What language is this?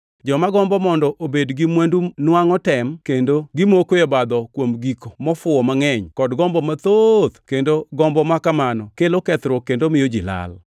Luo (Kenya and Tanzania)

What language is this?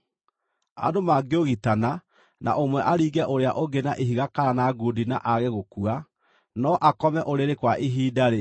Kikuyu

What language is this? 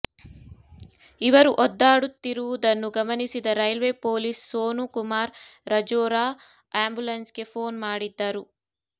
Kannada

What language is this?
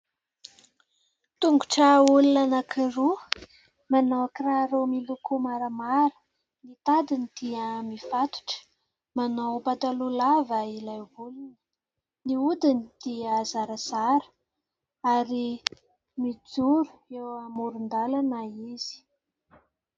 Malagasy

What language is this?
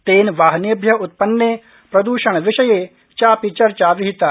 Sanskrit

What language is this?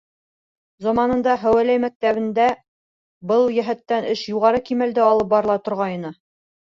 Bashkir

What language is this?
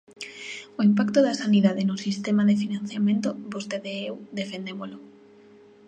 Galician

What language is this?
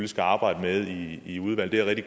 Danish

